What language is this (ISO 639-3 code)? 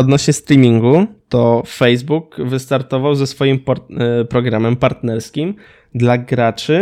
pol